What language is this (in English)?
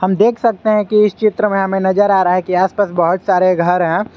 Hindi